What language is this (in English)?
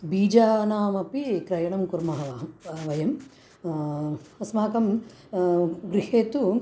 Sanskrit